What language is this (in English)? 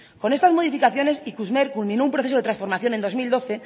Spanish